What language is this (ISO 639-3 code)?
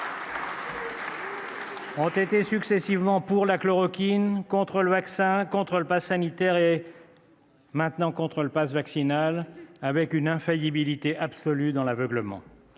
fra